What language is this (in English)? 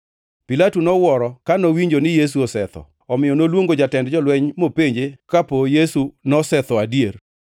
Luo (Kenya and Tanzania)